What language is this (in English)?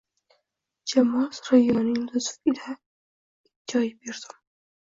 Uzbek